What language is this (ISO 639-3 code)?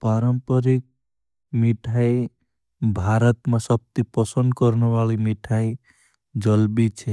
bhb